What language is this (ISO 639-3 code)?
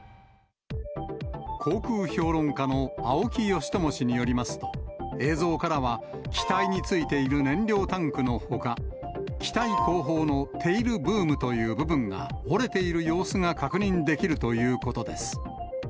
jpn